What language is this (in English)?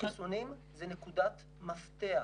Hebrew